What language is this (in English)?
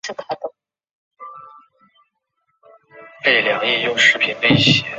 Chinese